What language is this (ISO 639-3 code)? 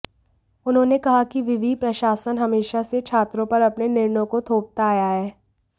hin